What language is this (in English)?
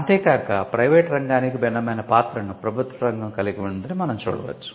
Telugu